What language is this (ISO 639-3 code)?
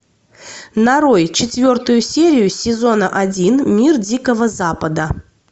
rus